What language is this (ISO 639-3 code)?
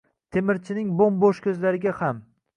uzb